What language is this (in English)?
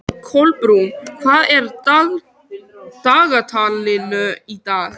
Icelandic